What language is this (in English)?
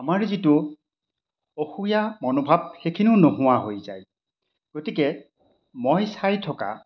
Assamese